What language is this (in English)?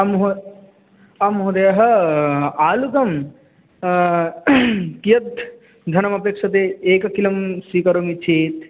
Sanskrit